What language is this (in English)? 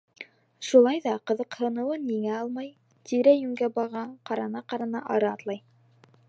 Bashkir